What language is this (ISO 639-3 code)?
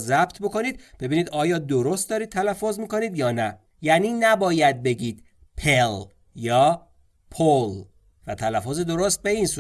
fas